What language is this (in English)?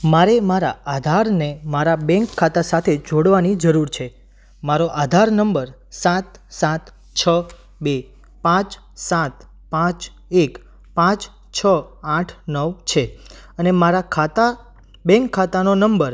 Gujarati